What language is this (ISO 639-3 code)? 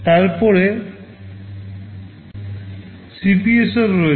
ben